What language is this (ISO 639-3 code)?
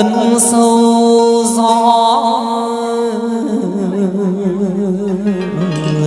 vie